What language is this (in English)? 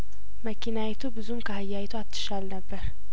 Amharic